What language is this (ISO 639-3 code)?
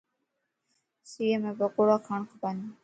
lss